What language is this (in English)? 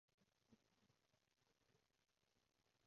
Cantonese